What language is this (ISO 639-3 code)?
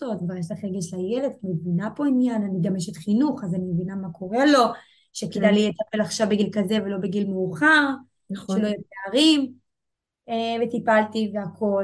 heb